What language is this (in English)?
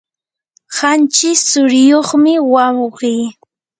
Yanahuanca Pasco Quechua